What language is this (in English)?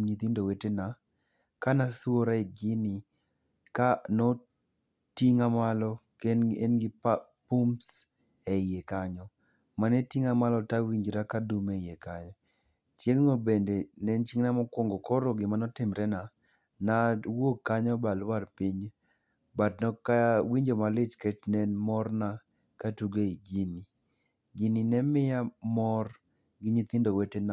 Luo (Kenya and Tanzania)